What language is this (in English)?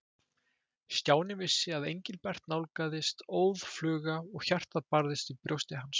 Icelandic